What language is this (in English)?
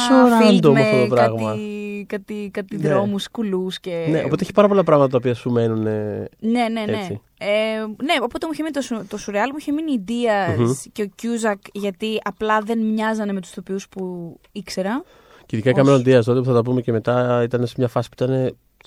Greek